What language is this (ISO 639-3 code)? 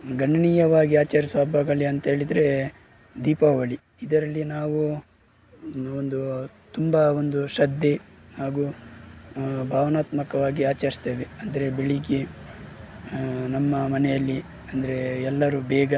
kan